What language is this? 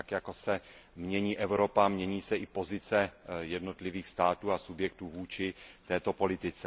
Czech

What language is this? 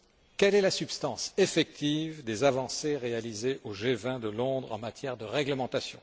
French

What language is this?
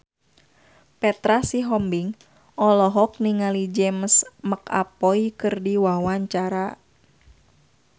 Sundanese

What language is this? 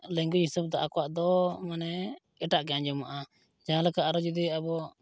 Santali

